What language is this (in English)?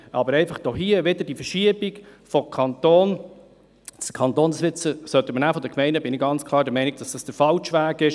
Swiss German